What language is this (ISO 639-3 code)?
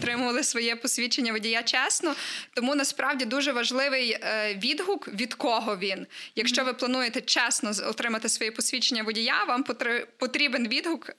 ukr